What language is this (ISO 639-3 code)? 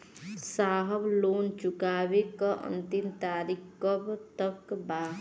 bho